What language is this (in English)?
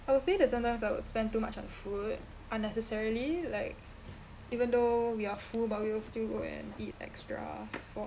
English